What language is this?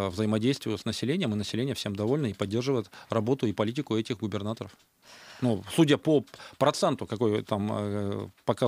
Russian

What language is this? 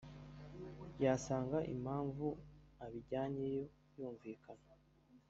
Kinyarwanda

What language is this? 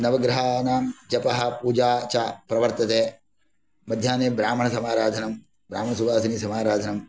Sanskrit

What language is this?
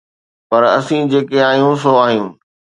Sindhi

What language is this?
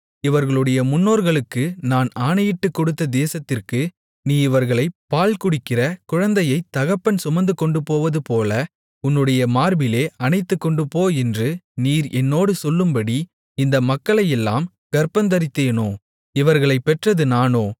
Tamil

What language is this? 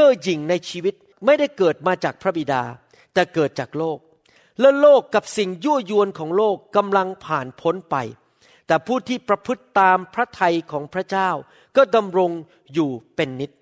Thai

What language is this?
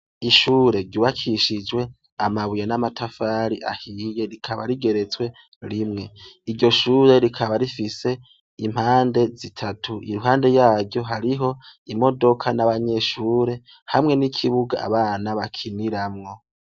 Rundi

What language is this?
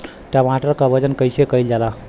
Bhojpuri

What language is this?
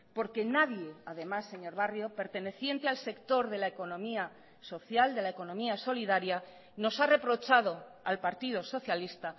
Spanish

